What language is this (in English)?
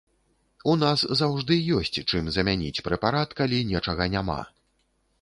Belarusian